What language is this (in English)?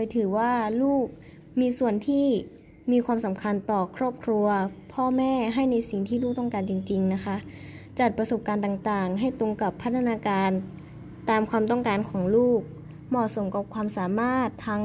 Thai